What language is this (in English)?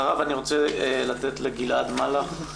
Hebrew